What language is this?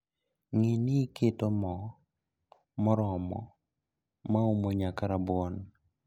Luo (Kenya and Tanzania)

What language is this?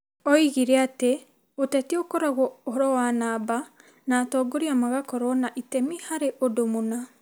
Kikuyu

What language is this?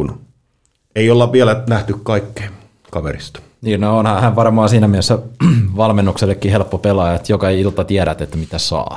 Finnish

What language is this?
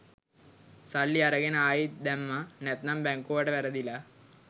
Sinhala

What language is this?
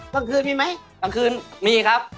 Thai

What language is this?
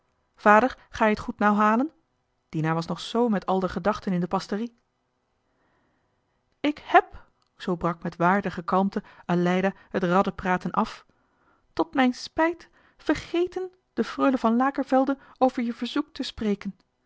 Dutch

